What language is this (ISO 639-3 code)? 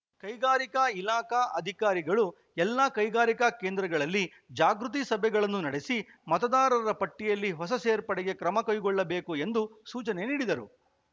kan